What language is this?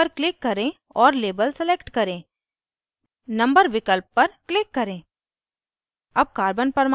Hindi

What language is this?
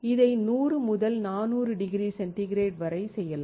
Tamil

